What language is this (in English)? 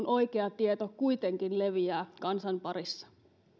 Finnish